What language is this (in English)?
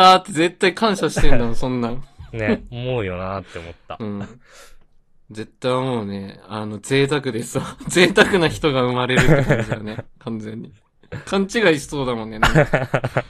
Japanese